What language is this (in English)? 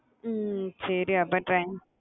Tamil